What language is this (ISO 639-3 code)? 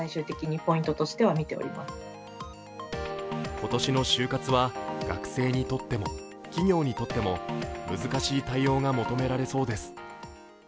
jpn